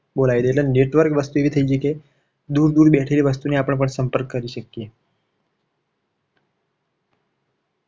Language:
Gujarati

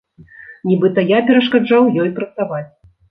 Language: Belarusian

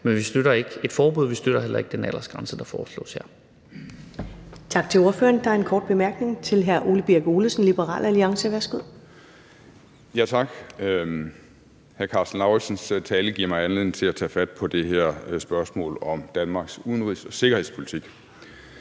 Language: Danish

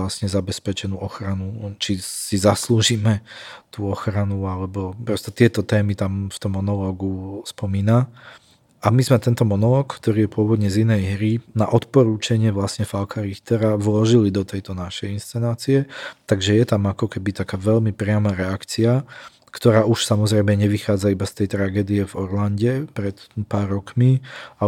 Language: Slovak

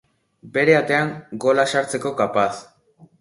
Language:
Basque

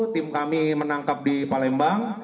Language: Indonesian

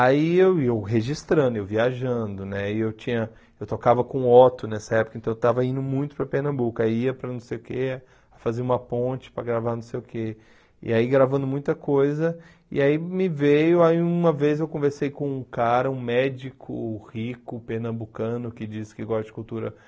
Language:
Portuguese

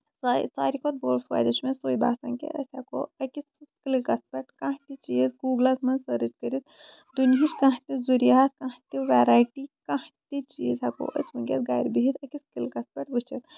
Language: Kashmiri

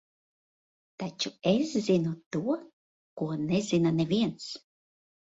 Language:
Latvian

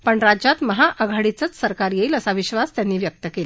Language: Marathi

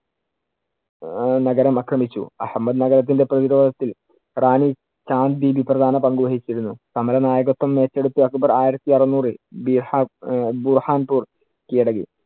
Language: Malayalam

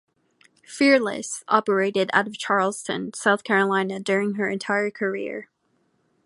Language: English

